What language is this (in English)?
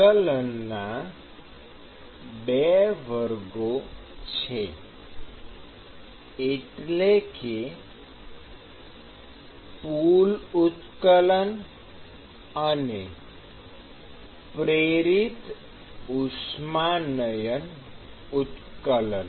Gujarati